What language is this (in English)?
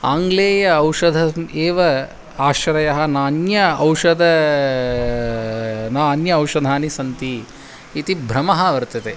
Sanskrit